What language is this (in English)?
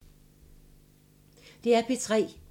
Danish